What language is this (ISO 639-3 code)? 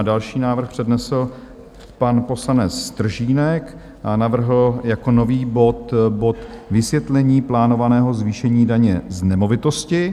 ces